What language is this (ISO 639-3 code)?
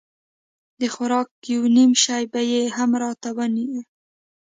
pus